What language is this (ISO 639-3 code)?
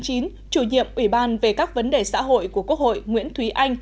vie